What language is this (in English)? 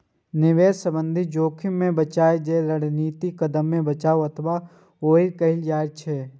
Maithili